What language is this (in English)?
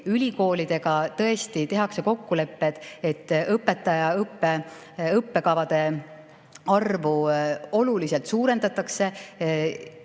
Estonian